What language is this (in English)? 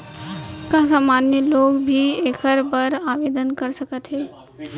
Chhattisgarhi